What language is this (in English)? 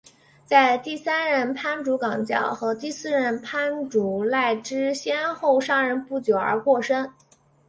Chinese